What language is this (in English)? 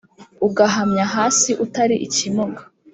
Kinyarwanda